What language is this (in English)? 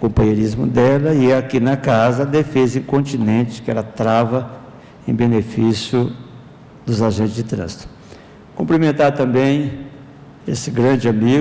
Portuguese